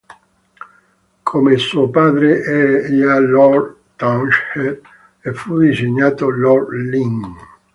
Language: Italian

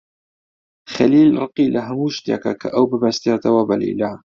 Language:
Central Kurdish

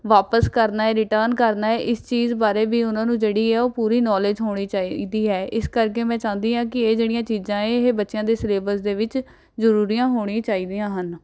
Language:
Punjabi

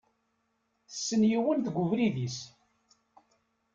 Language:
Kabyle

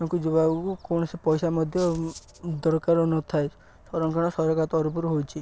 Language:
Odia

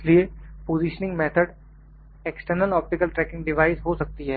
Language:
Hindi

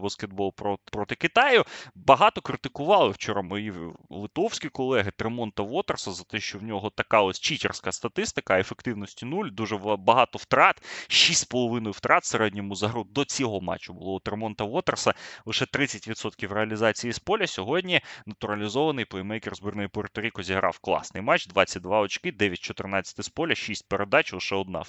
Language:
Ukrainian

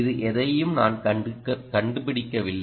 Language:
Tamil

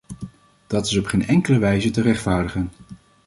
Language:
Dutch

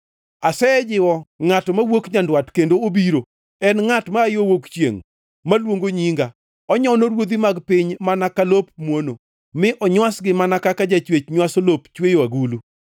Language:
Luo (Kenya and Tanzania)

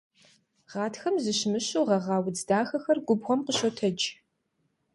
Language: Kabardian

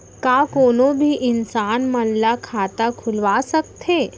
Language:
Chhattisgarhi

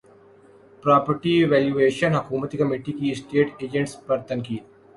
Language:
Urdu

